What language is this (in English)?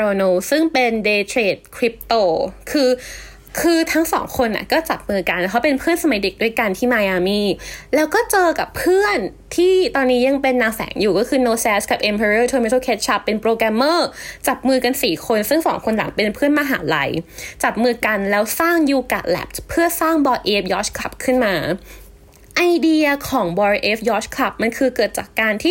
Thai